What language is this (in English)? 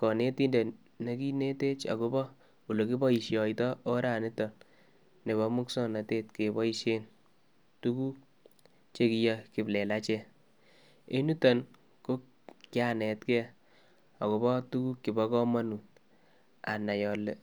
Kalenjin